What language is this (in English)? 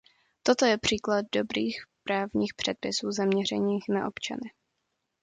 Czech